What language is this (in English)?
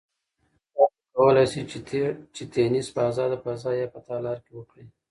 Pashto